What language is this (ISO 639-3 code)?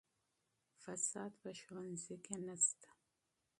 pus